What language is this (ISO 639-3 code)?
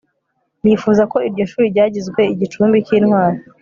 kin